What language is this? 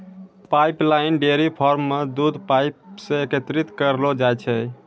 Maithili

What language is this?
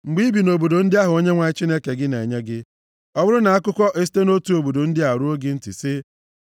Igbo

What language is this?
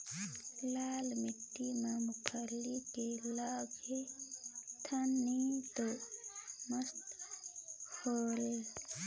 Chhattisgarhi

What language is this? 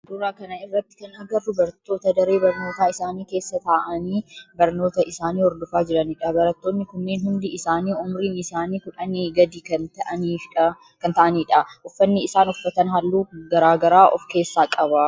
Oromo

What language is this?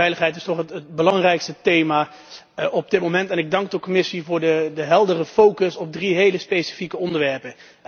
Dutch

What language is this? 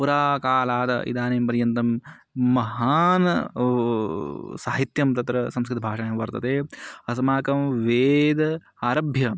Sanskrit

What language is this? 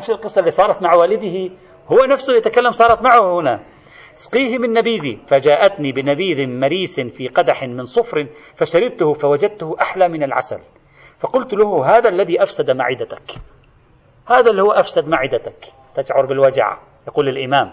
Arabic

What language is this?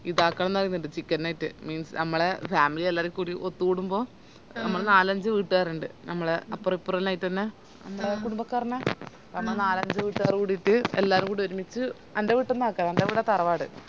Malayalam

